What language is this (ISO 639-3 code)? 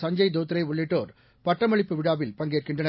tam